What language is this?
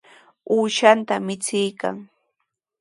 Sihuas Ancash Quechua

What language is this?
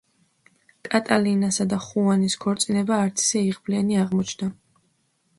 Georgian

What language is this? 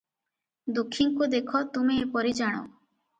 Odia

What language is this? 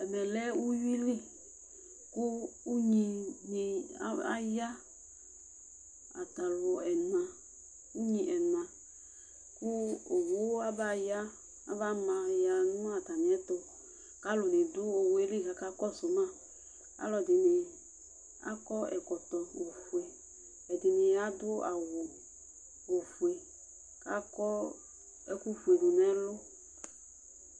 Ikposo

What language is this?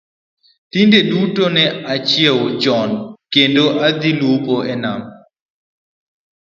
Luo (Kenya and Tanzania)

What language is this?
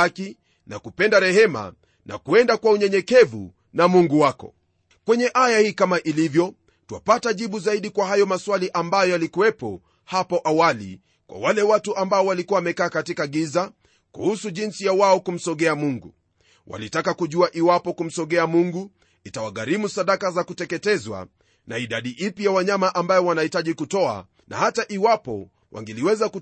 Swahili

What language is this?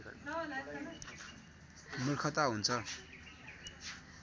Nepali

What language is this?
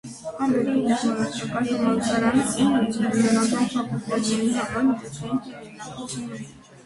Armenian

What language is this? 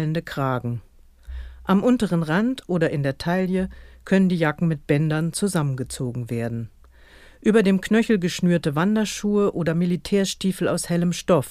German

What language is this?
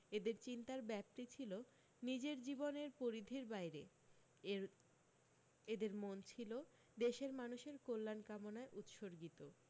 Bangla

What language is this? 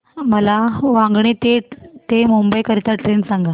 Marathi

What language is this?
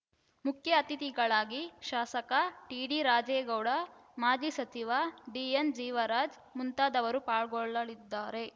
Kannada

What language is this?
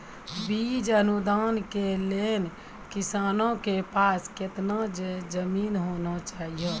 Maithili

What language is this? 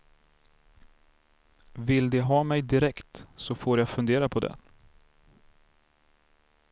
Swedish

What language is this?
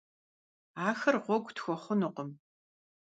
Kabardian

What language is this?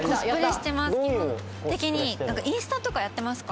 Japanese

